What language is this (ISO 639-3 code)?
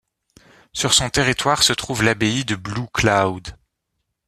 fra